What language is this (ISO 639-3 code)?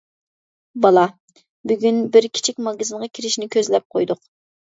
uig